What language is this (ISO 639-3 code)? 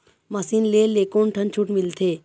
hne